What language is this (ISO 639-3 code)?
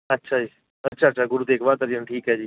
pan